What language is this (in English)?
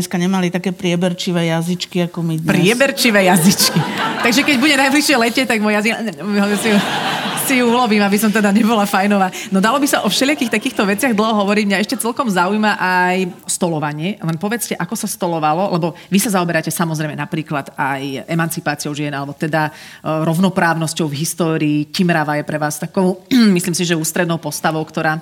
Slovak